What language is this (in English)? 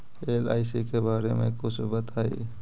Magahi